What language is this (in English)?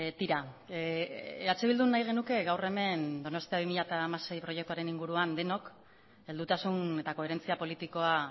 Basque